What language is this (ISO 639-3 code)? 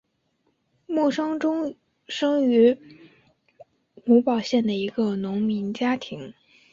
zho